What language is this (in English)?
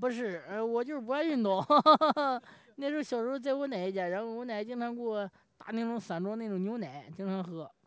Chinese